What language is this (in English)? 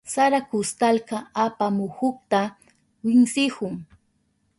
Southern Pastaza Quechua